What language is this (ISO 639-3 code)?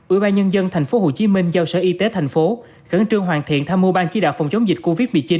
vie